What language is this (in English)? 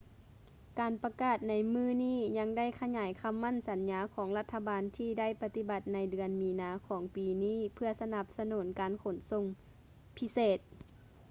Lao